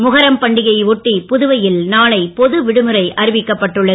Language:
Tamil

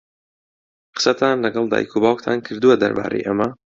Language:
Central Kurdish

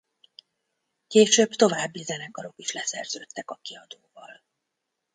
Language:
Hungarian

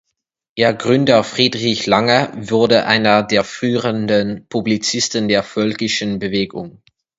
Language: German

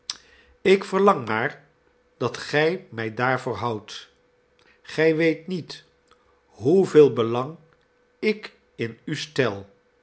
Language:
Dutch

